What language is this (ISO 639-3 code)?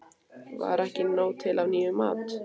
isl